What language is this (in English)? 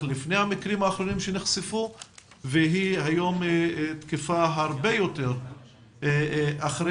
Hebrew